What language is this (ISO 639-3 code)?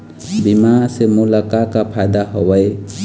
hne